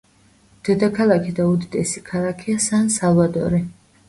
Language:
Georgian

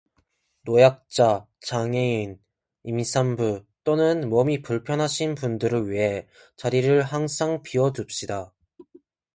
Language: Korean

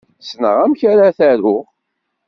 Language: Kabyle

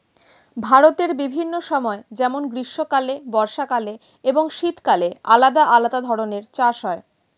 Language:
Bangla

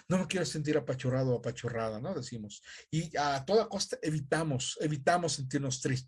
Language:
Spanish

